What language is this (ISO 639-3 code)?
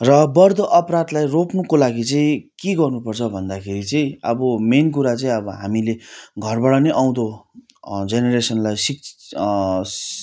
nep